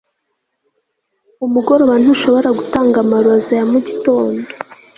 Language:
Kinyarwanda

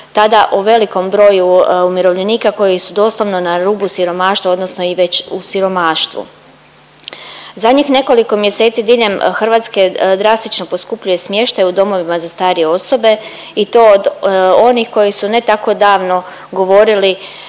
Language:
Croatian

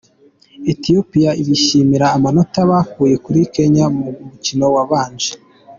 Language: Kinyarwanda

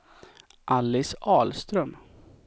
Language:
Swedish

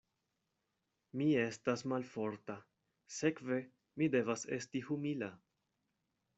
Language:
Esperanto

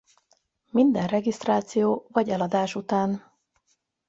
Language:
Hungarian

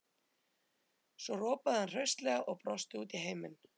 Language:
Icelandic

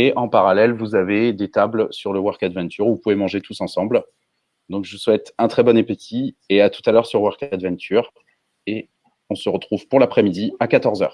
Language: French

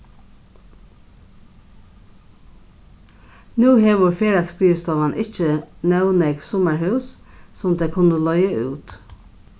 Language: Faroese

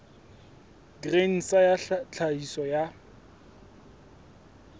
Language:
Southern Sotho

